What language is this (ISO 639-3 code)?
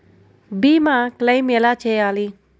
tel